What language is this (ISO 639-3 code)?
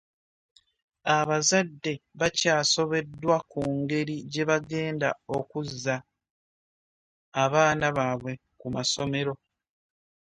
lug